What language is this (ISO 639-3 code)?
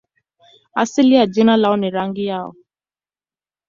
swa